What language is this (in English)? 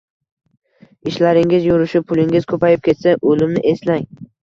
Uzbek